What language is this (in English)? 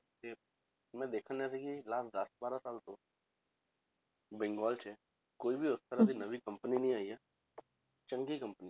Punjabi